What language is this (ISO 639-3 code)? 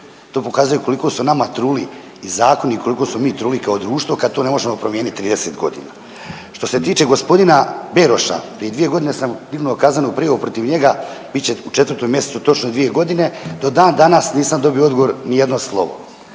hrv